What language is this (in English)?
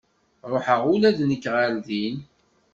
Kabyle